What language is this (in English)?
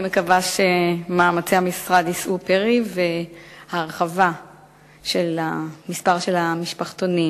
Hebrew